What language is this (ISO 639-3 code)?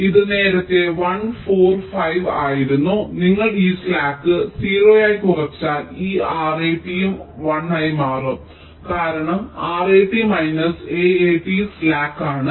mal